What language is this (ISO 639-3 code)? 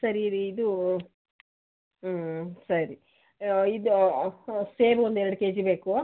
kan